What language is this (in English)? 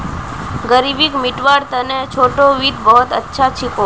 Magahi